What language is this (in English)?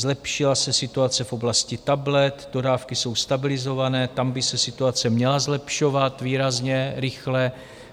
Czech